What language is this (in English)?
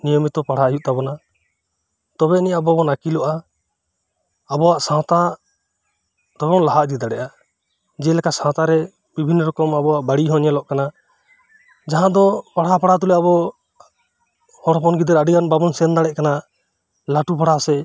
Santali